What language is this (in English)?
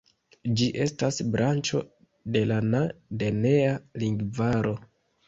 Esperanto